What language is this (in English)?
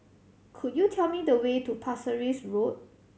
English